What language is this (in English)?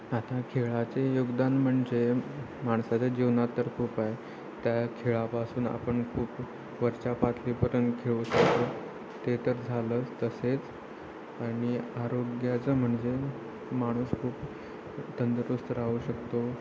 Marathi